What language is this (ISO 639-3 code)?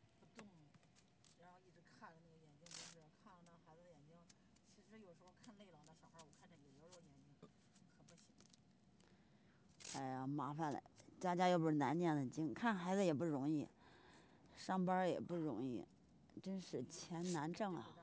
zho